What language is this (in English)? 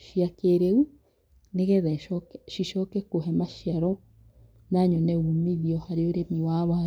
Kikuyu